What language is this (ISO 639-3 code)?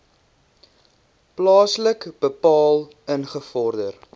afr